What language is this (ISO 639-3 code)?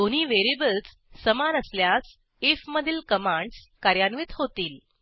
mar